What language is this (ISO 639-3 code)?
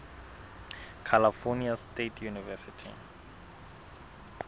sot